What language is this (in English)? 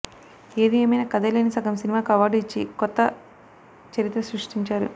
Telugu